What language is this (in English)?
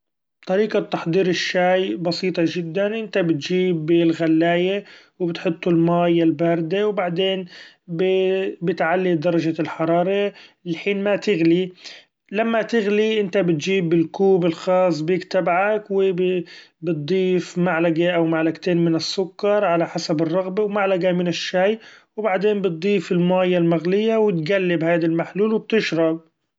Gulf Arabic